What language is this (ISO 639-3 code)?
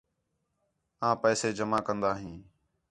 xhe